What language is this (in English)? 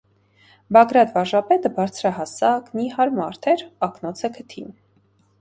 Armenian